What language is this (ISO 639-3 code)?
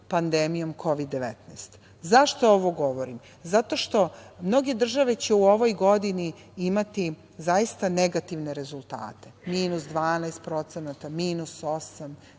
srp